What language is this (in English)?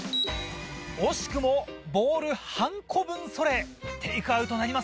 Japanese